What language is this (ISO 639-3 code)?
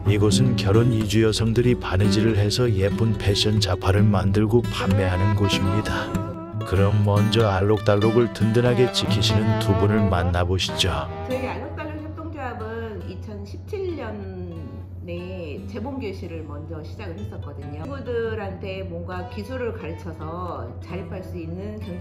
kor